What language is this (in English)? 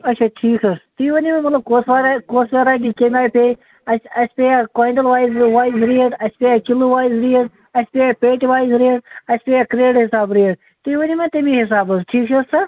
Kashmiri